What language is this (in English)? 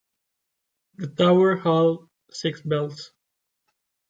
English